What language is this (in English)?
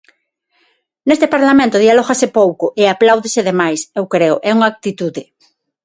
Galician